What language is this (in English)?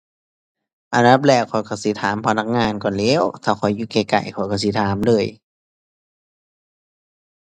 Thai